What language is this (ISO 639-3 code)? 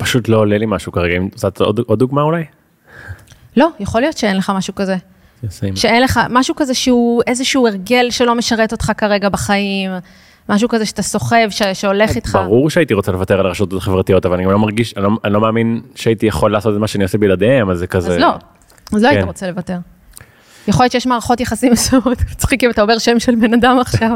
heb